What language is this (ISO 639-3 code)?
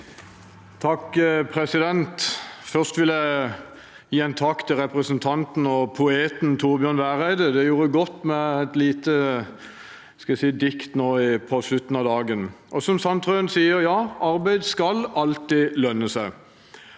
nor